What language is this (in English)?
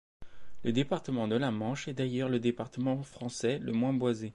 French